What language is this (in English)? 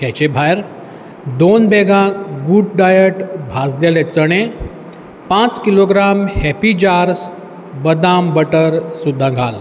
Konkani